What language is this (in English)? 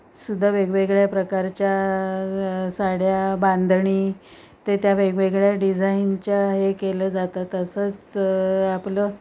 Marathi